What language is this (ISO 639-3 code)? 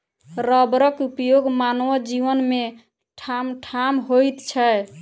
mai